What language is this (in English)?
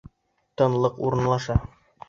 Bashkir